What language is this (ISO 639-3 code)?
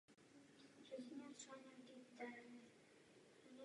ces